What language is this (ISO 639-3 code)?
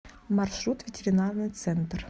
rus